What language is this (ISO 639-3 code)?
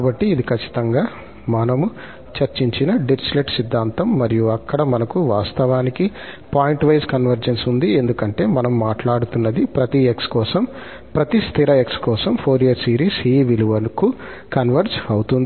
tel